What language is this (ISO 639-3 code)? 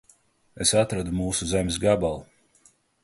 lav